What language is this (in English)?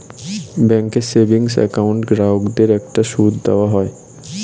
Bangla